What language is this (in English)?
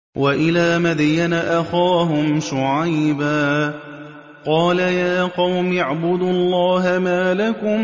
Arabic